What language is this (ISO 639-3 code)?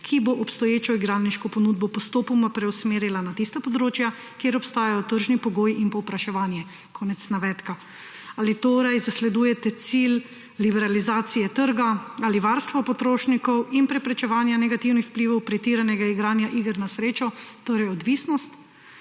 slv